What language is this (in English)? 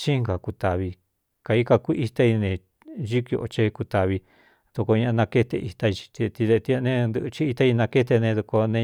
Cuyamecalco Mixtec